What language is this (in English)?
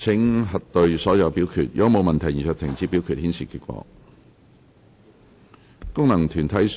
Cantonese